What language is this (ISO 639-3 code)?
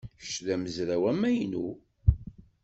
kab